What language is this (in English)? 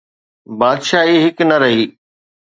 Sindhi